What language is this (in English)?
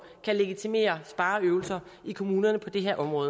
Danish